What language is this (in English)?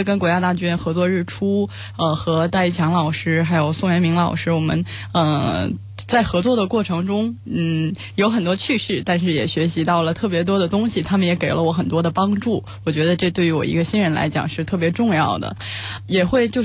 Chinese